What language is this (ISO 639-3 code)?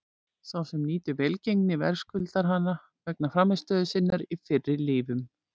isl